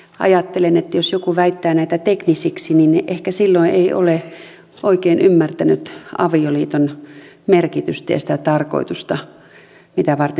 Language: Finnish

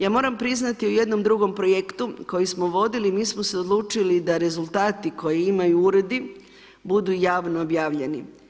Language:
Croatian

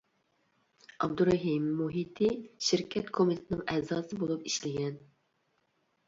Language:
Uyghur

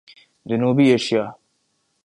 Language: Urdu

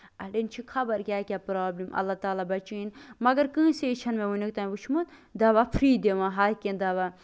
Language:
Kashmiri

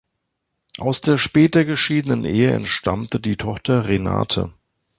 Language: German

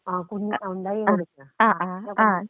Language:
Malayalam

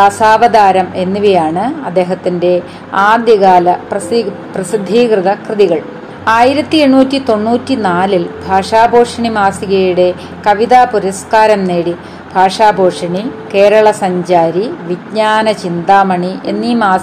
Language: Malayalam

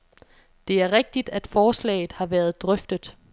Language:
Danish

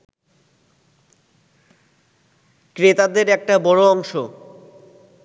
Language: Bangla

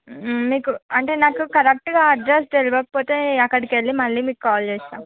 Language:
Telugu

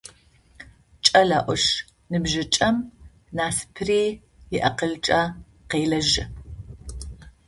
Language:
Adyghe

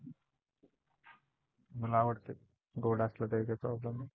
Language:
Marathi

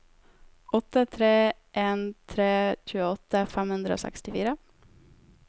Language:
Norwegian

